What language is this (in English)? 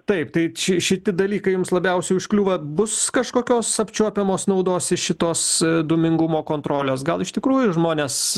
Lithuanian